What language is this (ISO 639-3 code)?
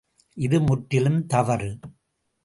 tam